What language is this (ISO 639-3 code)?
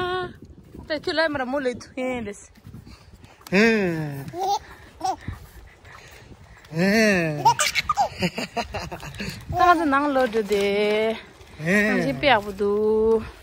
tur